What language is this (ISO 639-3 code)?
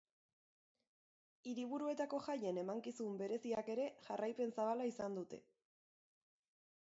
eus